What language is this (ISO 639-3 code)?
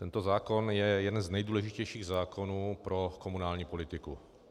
ces